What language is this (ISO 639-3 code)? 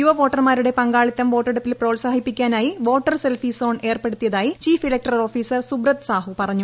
mal